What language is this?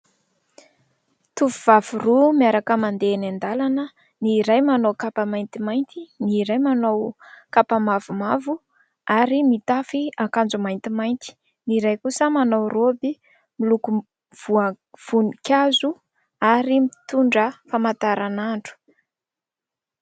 Malagasy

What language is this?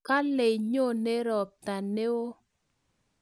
Kalenjin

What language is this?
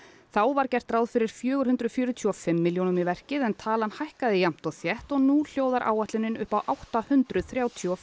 Icelandic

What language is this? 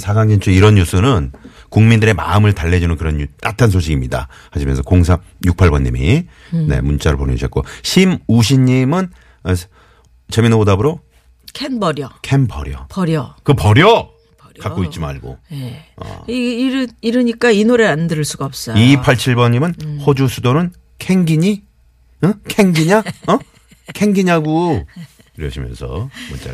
Korean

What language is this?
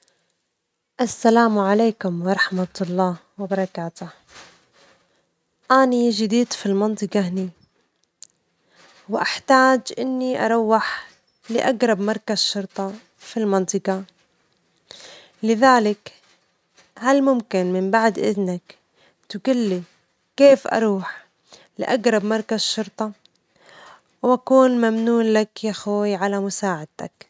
Omani Arabic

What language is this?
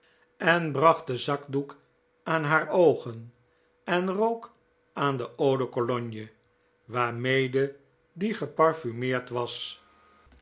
Dutch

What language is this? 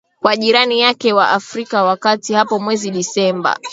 Swahili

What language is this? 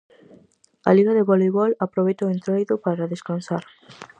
Galician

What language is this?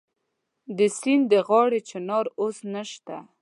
Pashto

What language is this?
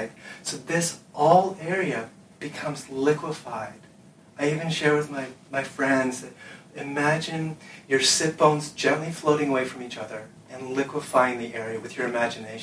English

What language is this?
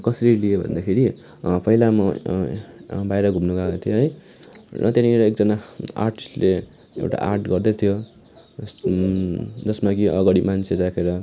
Nepali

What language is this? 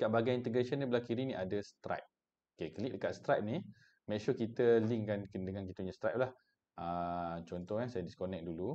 Malay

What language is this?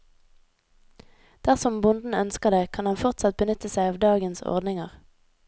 Norwegian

